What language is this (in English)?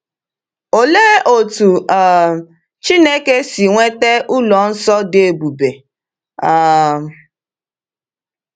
Igbo